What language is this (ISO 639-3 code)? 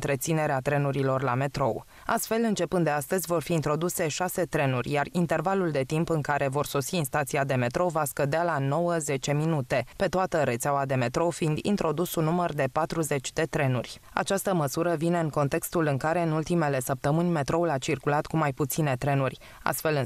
ron